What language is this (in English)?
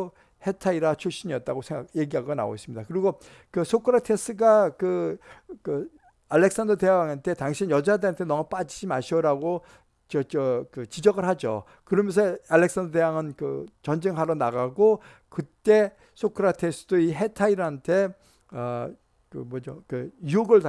Korean